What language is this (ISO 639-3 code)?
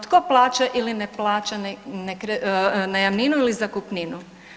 hrv